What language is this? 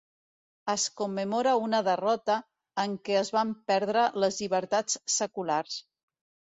Catalan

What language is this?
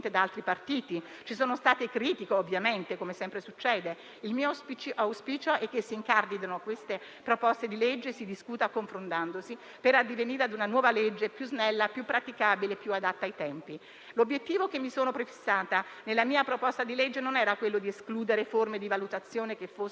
Italian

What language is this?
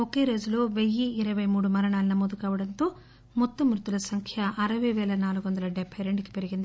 Telugu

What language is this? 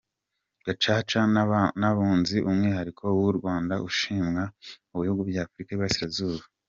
Kinyarwanda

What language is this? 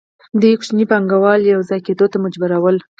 Pashto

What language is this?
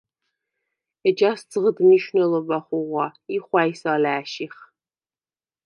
Svan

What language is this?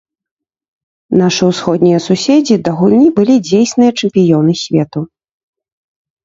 Belarusian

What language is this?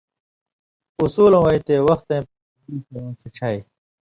Indus Kohistani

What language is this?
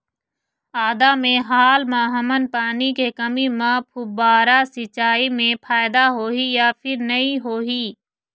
Chhattisgarhi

